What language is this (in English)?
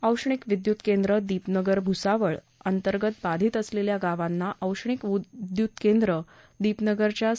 Marathi